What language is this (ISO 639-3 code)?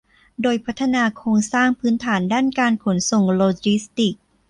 tha